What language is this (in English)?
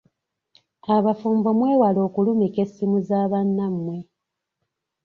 Ganda